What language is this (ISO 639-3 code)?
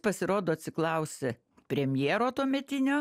lit